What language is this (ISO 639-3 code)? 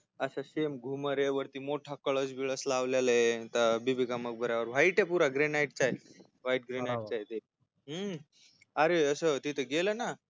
mar